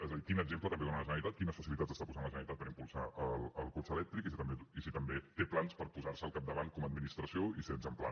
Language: Catalan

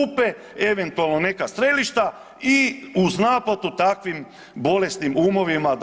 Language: Croatian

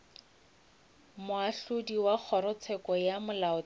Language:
Northern Sotho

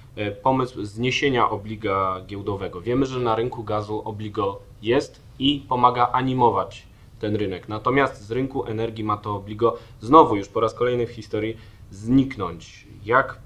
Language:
Polish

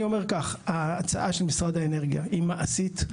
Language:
Hebrew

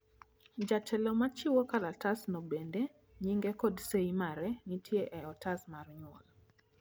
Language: Luo (Kenya and Tanzania)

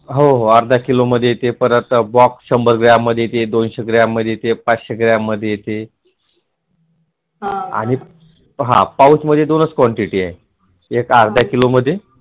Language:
Marathi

